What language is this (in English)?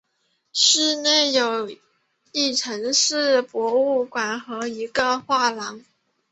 Chinese